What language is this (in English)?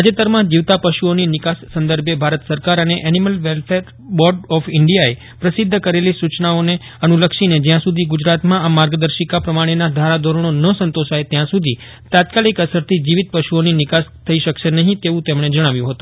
Gujarati